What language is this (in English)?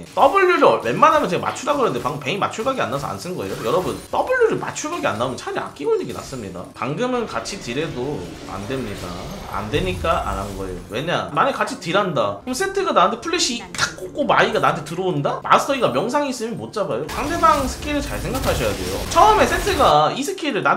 Korean